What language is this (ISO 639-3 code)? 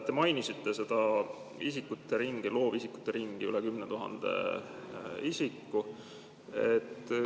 est